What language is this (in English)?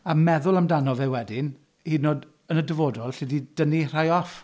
Welsh